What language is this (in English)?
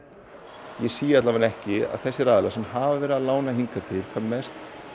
Icelandic